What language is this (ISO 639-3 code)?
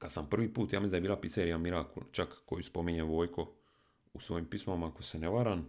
hrv